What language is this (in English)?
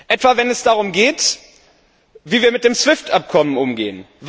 German